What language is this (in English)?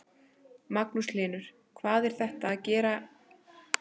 Icelandic